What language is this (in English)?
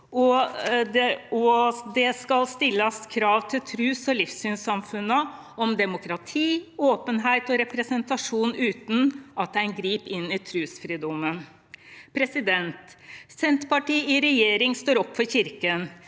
Norwegian